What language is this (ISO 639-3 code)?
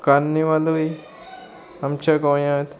kok